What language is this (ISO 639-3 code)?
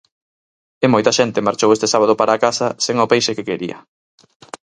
glg